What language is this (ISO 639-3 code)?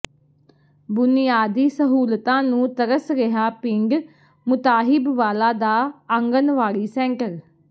pan